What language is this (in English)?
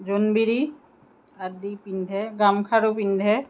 Assamese